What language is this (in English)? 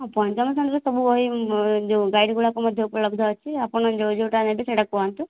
Odia